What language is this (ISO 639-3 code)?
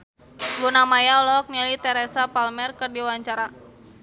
sun